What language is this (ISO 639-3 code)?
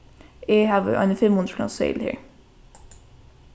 fao